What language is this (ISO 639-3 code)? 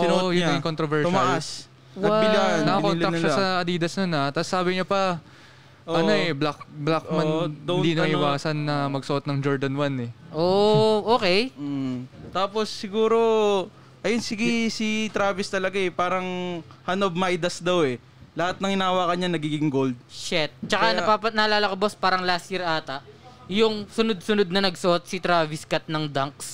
fil